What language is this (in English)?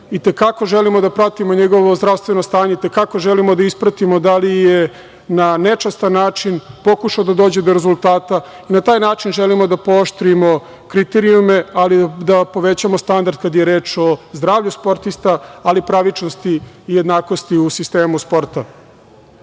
Serbian